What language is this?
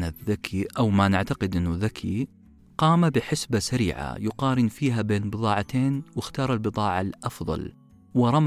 Arabic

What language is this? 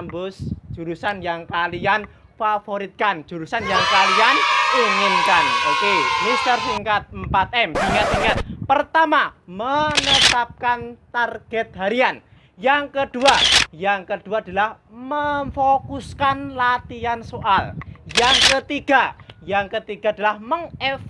Indonesian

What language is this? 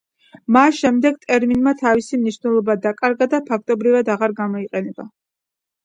Georgian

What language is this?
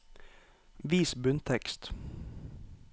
Norwegian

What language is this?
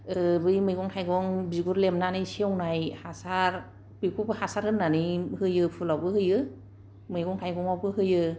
Bodo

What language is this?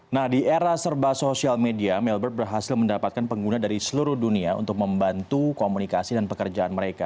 Indonesian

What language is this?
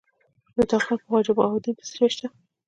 Pashto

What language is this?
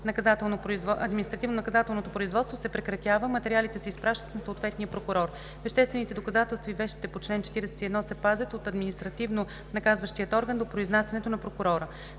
Bulgarian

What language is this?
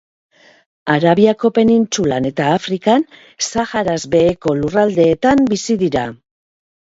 Basque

